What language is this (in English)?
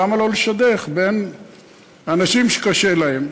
Hebrew